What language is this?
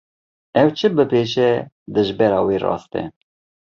Kurdish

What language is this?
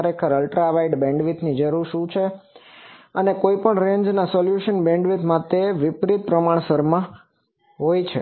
Gujarati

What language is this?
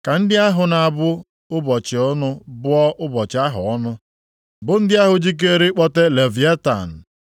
Igbo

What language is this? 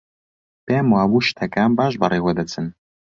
Central Kurdish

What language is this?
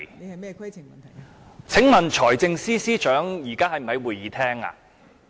Cantonese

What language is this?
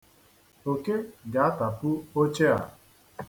Igbo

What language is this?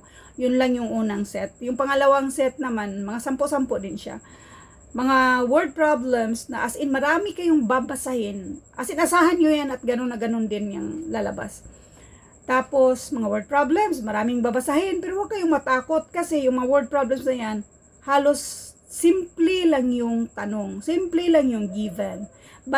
Filipino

